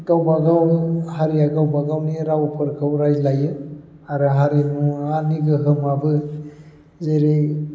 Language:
Bodo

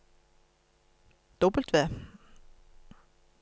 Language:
Norwegian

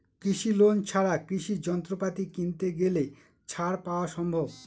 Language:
Bangla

